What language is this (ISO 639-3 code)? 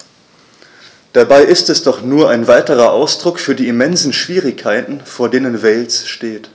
deu